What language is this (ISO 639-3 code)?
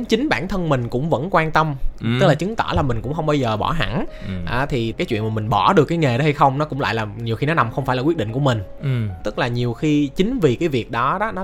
vie